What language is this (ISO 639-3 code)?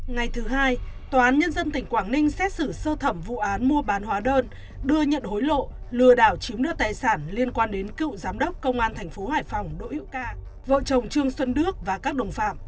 vie